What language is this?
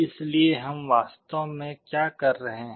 Hindi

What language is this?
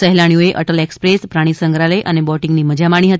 Gujarati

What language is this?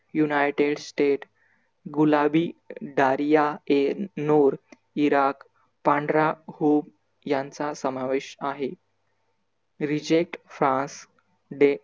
Marathi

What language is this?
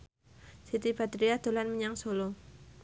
Javanese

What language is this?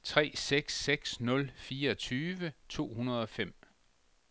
Danish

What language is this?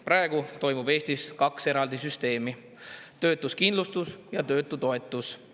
Estonian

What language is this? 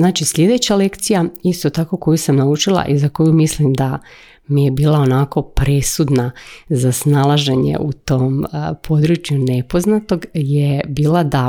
Croatian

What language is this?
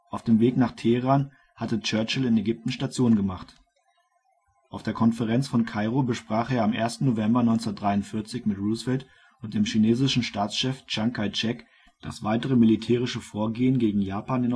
German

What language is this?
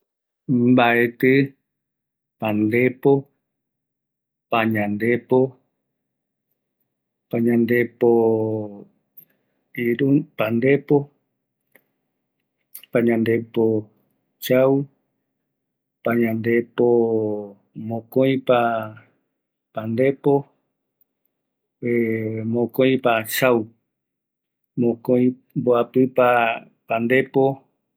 Eastern Bolivian Guaraní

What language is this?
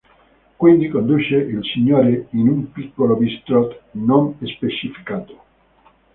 Italian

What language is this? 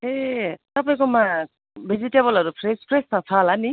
Nepali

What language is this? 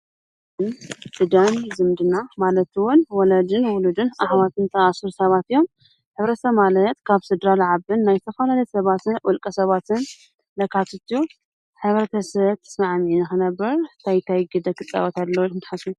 Tigrinya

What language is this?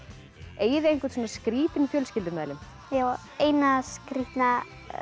Icelandic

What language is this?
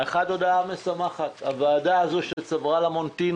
Hebrew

